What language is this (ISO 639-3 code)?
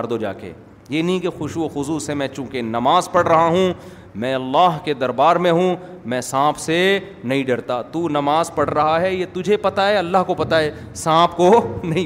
urd